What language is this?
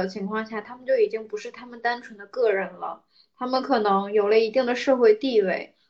Chinese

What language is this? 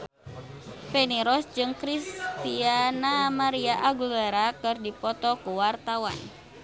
Sundanese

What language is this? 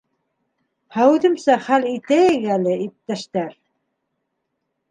Bashkir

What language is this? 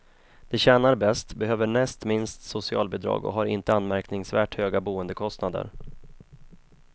Swedish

